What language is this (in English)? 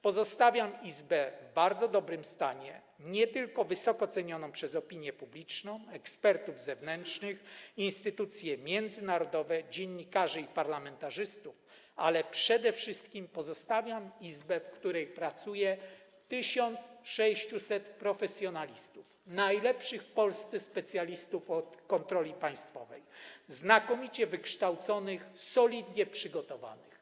Polish